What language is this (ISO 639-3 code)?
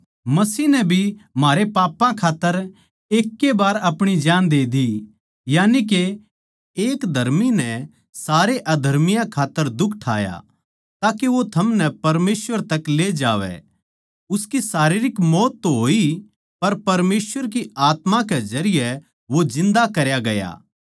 bgc